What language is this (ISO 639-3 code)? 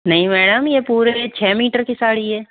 hin